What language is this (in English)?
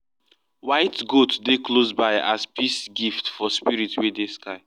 Nigerian Pidgin